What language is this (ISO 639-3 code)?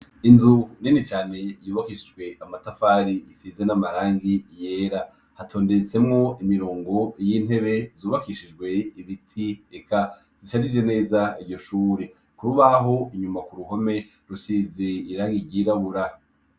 run